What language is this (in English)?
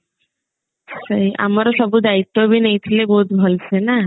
Odia